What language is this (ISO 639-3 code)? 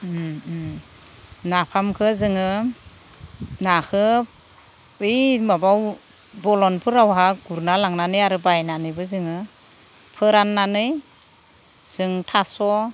brx